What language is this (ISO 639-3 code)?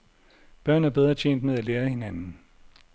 dan